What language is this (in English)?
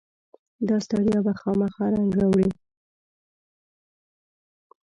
Pashto